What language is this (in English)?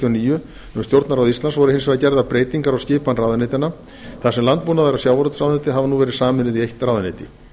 Icelandic